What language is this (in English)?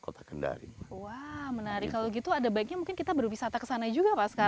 Indonesian